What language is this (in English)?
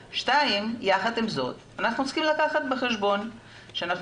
Hebrew